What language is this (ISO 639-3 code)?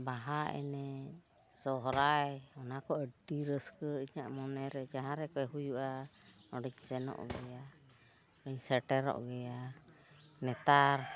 sat